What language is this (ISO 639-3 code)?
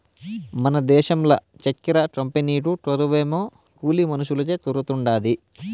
tel